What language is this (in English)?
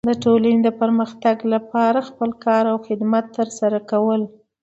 Pashto